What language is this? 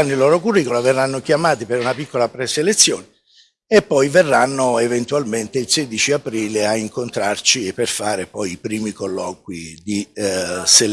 Italian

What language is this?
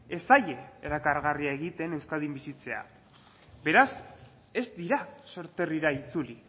Basque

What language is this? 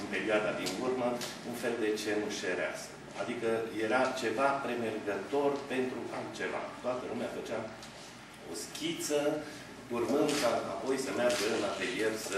Romanian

